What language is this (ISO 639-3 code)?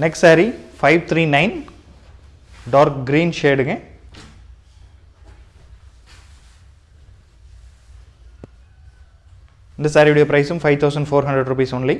tam